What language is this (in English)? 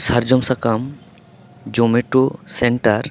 Santali